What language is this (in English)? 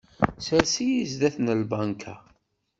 Kabyle